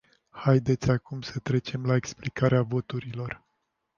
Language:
Romanian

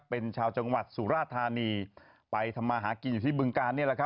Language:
Thai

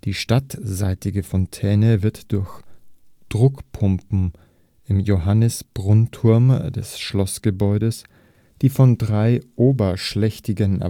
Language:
German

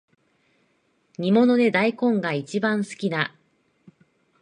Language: Japanese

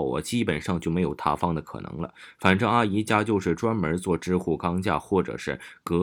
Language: Chinese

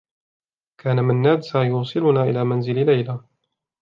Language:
Arabic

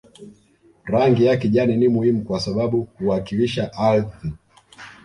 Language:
Swahili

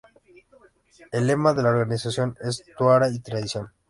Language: Spanish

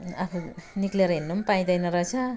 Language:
Nepali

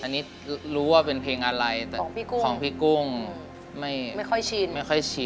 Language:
Thai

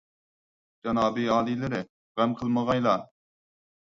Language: Uyghur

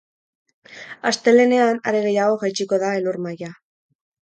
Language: Basque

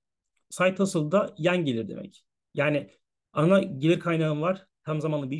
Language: Turkish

